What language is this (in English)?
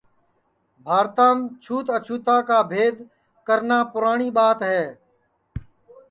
Sansi